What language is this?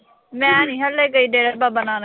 Punjabi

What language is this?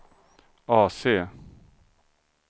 Swedish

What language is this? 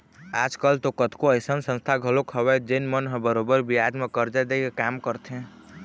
Chhattisgarhi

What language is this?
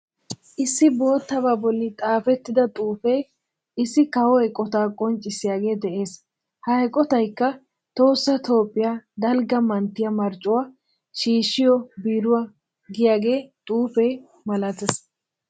Wolaytta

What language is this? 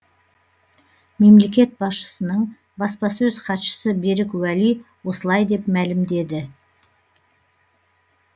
Kazakh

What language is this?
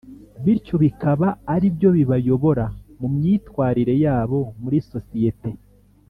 Kinyarwanda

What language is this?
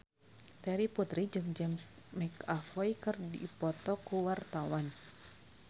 Sundanese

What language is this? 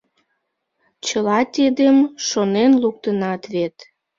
Mari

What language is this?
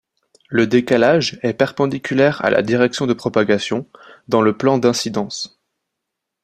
French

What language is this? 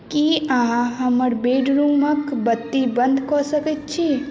Maithili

